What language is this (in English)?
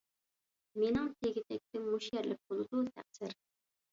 Uyghur